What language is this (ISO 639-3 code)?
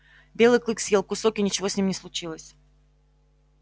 rus